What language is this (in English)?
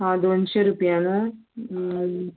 Konkani